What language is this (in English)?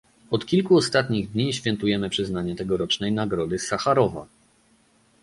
Polish